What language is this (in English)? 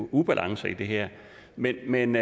Danish